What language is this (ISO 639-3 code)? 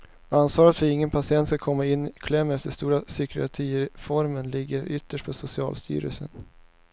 swe